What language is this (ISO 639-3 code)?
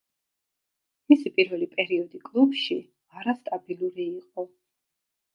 kat